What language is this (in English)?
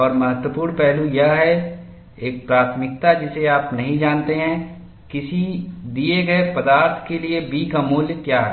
Hindi